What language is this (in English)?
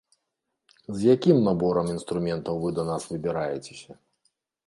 Belarusian